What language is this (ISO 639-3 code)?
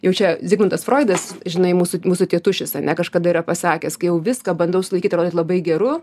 lit